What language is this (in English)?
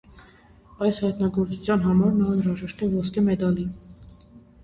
Armenian